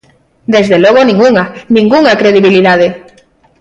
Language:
Galician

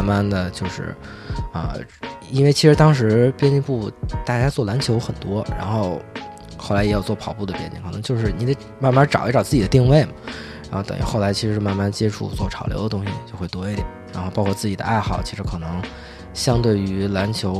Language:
Chinese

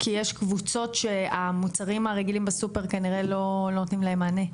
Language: Hebrew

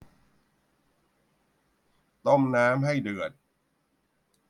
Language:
Thai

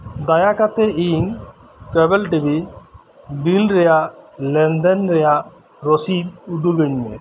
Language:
Santali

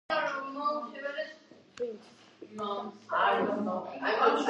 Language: Georgian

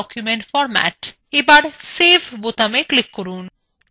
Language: Bangla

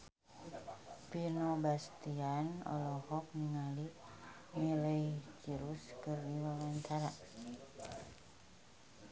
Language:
Sundanese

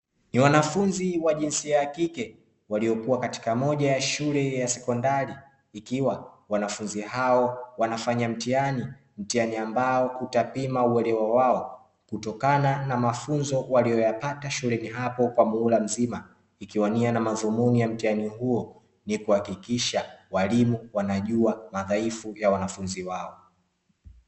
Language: Swahili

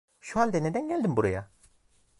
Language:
Turkish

